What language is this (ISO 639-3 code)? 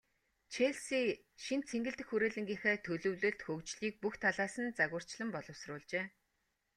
mon